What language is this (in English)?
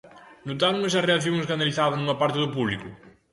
Galician